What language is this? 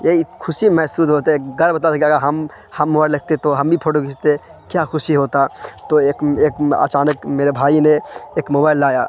Urdu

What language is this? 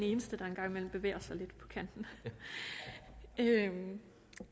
Danish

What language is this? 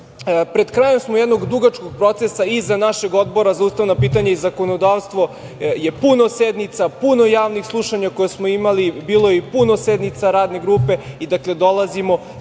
Serbian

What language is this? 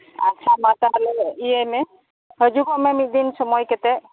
Santali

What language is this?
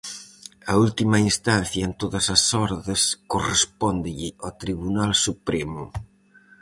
Galician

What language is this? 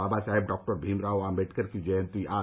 Hindi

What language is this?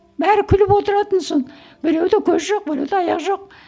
Kazakh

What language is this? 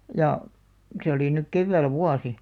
Finnish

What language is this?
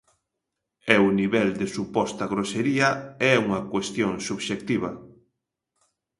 Galician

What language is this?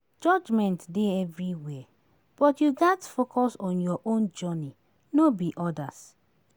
Nigerian Pidgin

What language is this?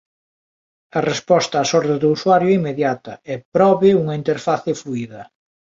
Galician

